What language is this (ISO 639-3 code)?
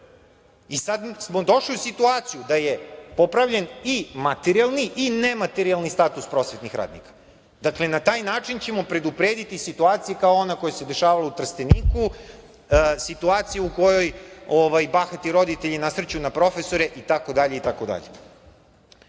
srp